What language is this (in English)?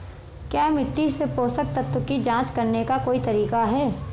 Hindi